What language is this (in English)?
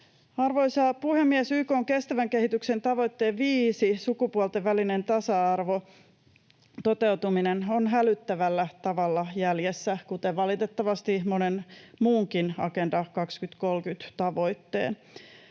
Finnish